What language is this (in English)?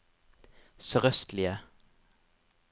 Norwegian